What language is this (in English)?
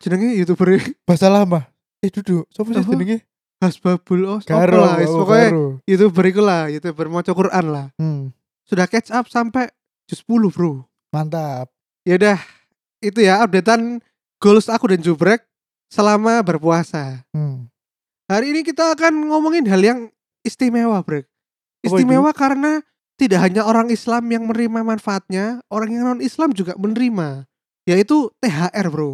Indonesian